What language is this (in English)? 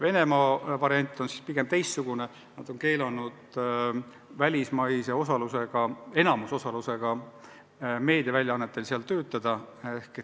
Estonian